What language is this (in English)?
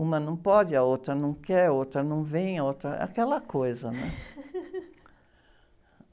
Portuguese